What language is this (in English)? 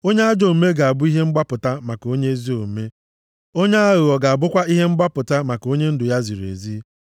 Igbo